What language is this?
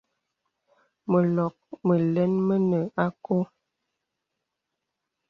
Bebele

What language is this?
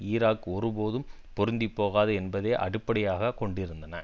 Tamil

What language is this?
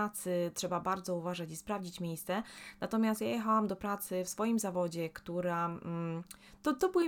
Polish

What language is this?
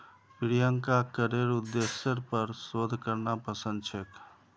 Magahi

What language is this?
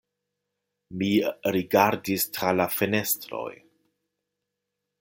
Esperanto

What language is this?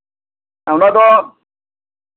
Santali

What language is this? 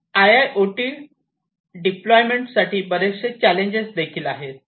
Marathi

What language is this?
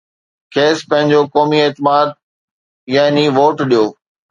Sindhi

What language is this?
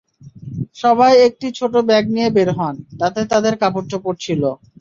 Bangla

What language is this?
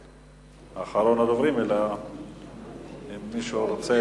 Hebrew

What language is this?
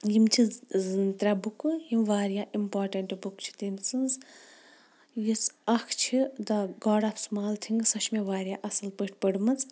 Kashmiri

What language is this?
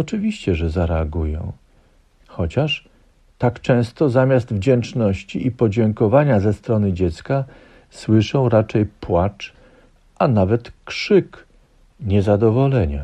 Polish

